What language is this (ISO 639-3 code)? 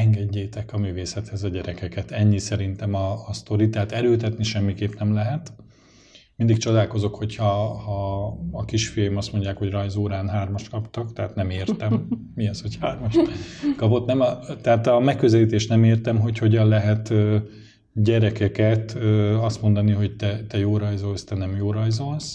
hun